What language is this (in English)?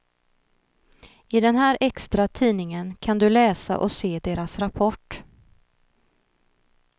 Swedish